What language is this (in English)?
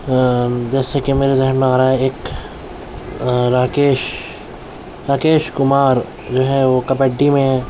Urdu